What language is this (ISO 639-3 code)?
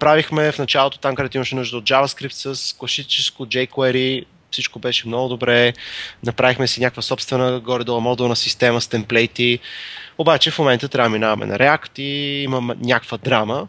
bul